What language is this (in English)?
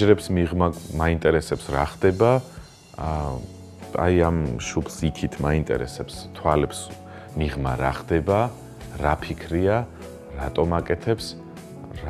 Romanian